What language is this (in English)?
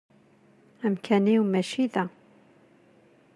Kabyle